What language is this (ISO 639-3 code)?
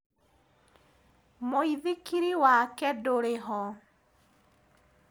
kik